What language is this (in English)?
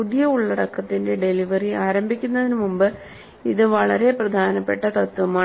Malayalam